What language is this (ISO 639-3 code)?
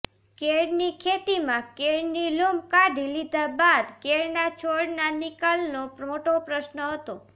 guj